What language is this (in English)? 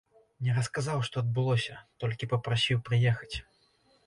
Belarusian